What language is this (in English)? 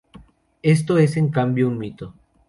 Spanish